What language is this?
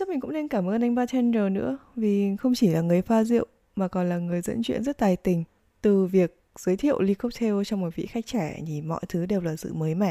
Vietnamese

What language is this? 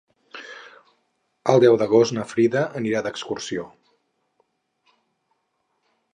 Catalan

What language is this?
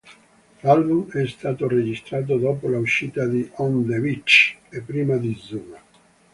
Italian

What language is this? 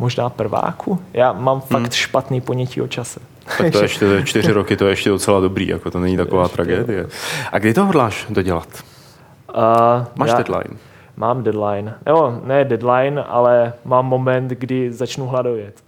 Czech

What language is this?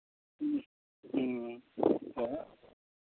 Santali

